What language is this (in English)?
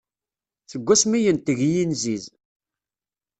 Kabyle